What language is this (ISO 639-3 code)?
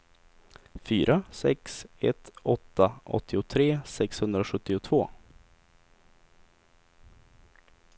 swe